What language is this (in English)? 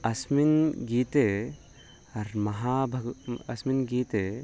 Sanskrit